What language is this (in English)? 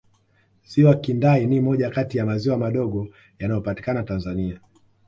Swahili